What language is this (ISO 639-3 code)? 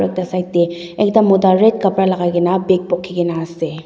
nag